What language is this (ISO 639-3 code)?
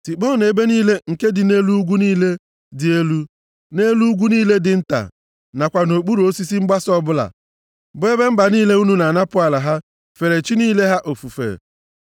ibo